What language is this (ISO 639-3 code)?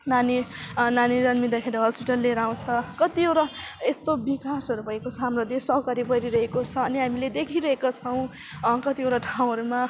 nep